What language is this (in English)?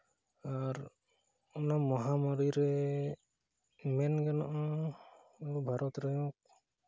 Santali